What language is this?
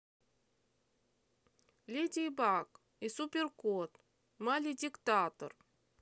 Russian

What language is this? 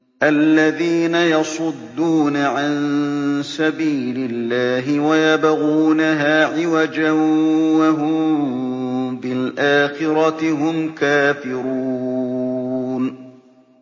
Arabic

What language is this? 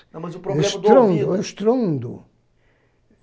Portuguese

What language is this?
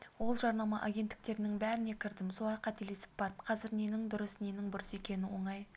Kazakh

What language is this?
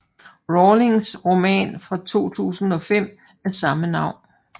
Danish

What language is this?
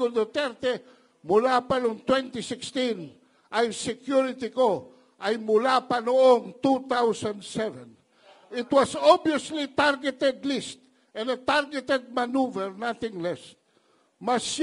Filipino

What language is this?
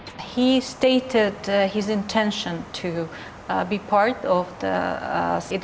Indonesian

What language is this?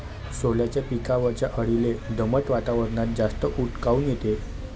Marathi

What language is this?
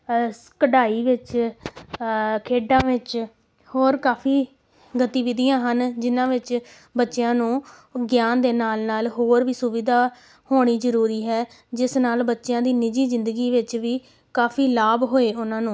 Punjabi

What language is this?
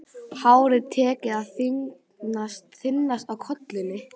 Icelandic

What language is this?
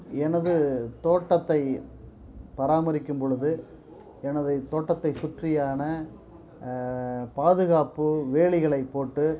Tamil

